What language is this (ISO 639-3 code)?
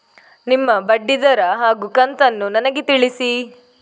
kan